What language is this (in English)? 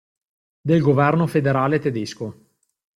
Italian